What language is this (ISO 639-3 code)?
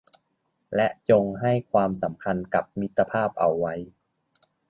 tha